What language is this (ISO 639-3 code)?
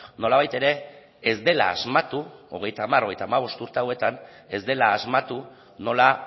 eus